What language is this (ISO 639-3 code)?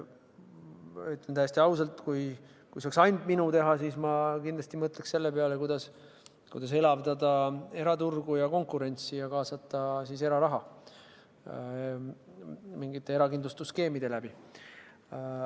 est